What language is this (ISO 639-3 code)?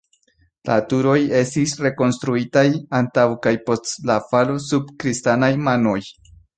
epo